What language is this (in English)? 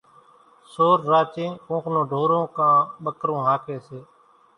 Kachi Koli